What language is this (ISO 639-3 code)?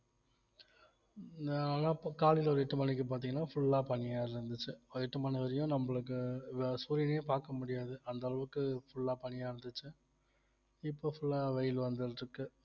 tam